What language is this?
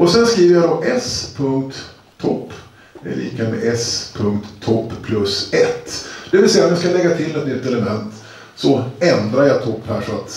Swedish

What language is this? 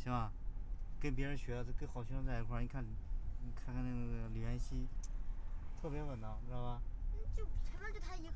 Chinese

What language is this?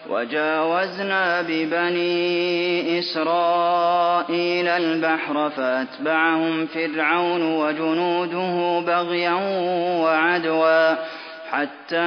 Arabic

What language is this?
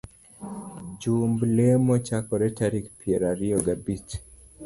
Luo (Kenya and Tanzania)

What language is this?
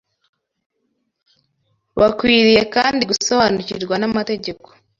Kinyarwanda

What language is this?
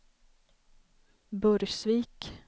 Swedish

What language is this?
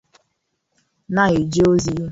Igbo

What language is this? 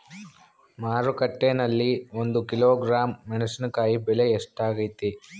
Kannada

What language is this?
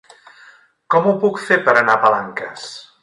Catalan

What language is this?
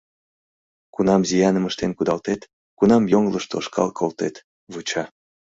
Mari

